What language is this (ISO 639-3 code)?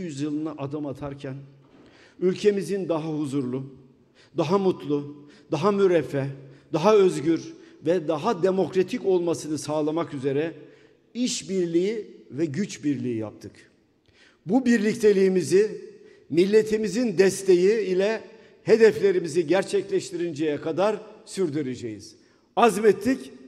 tur